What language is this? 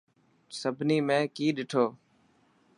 Dhatki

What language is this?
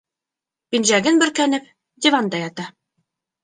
Bashkir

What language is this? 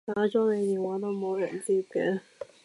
Cantonese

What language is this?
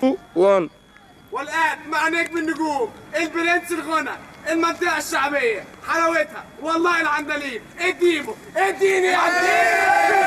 Arabic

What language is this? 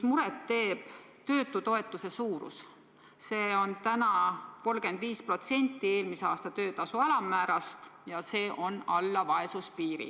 Estonian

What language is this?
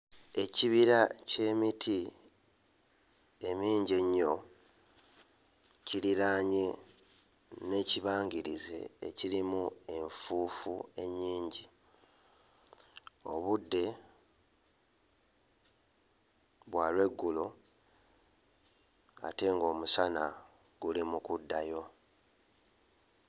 Ganda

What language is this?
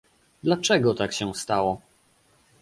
Polish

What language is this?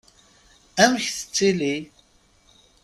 Kabyle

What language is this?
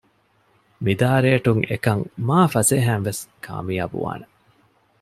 Divehi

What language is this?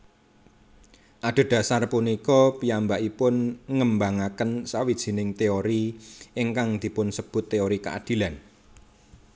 Javanese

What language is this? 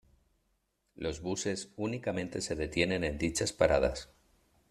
Spanish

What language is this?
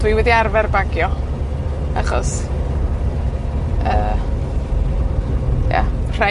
Welsh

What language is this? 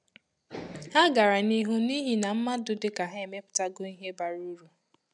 Igbo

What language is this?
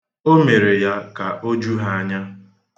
Igbo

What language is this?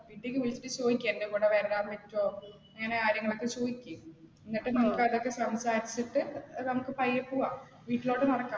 Malayalam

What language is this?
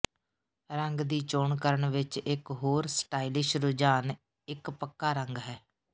Punjabi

